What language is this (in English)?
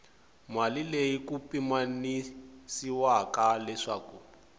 Tsonga